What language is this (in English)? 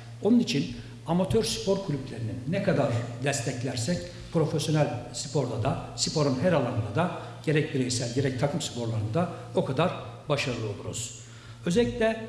Turkish